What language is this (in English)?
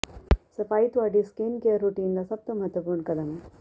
Punjabi